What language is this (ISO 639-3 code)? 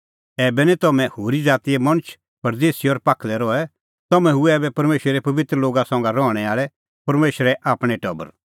kfx